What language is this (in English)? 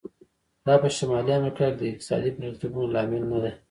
Pashto